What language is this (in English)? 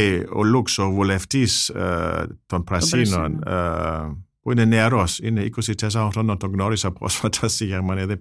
Greek